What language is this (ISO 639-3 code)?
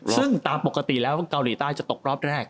tha